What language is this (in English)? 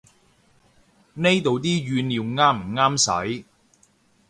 Cantonese